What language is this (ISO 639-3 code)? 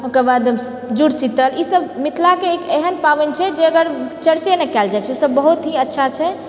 mai